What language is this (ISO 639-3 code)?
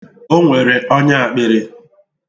ibo